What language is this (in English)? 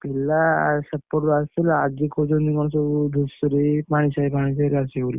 Odia